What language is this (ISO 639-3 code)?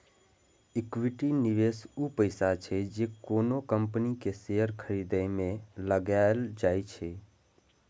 mai